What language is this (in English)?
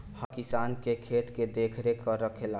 Bhojpuri